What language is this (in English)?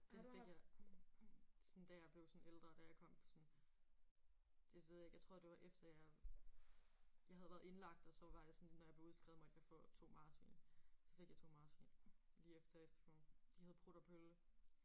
Danish